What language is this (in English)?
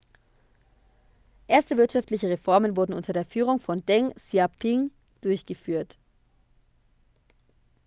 German